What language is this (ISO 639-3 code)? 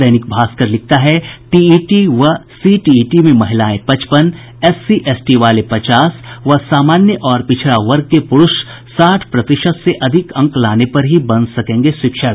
hin